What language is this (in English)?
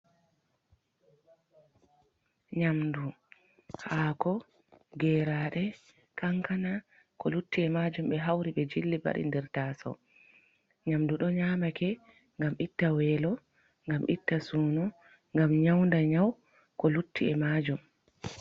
Fula